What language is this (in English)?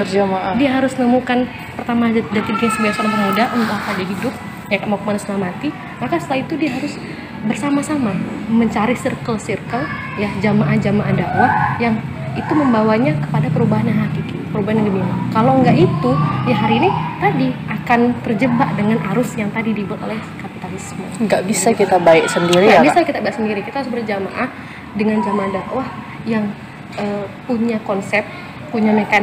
Indonesian